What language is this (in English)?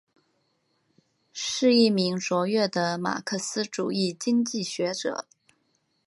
Chinese